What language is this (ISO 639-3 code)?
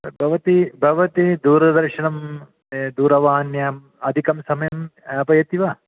san